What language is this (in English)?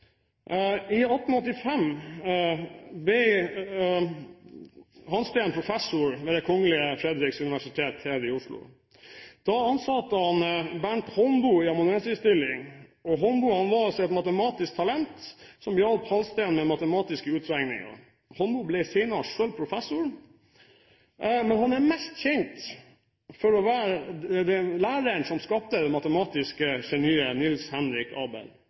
Norwegian Bokmål